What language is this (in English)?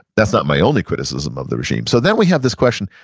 English